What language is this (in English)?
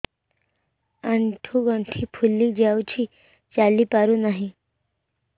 Odia